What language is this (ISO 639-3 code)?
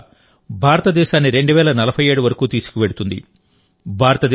tel